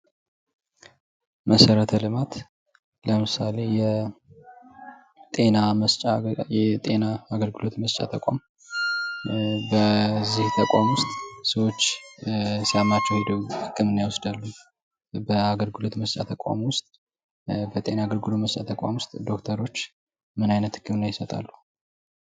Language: Amharic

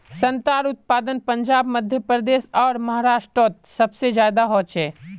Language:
Magahi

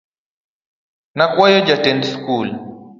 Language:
Luo (Kenya and Tanzania)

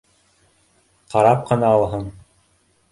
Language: Bashkir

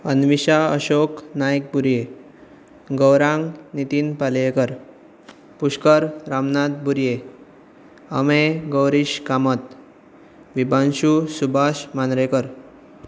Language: Konkani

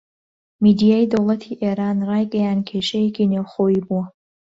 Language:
Central Kurdish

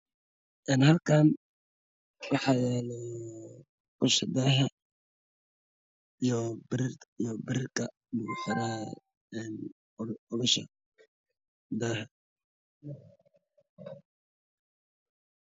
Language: Somali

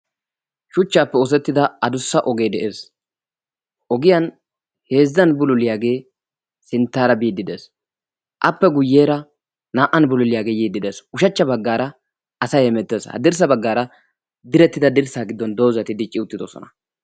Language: Wolaytta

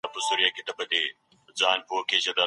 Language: Pashto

